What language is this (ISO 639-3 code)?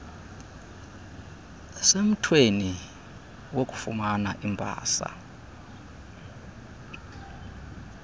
xho